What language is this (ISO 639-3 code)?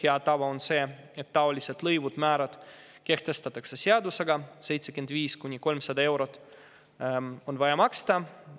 est